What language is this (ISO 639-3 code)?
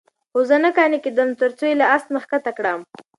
pus